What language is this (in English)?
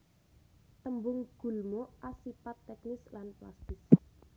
Javanese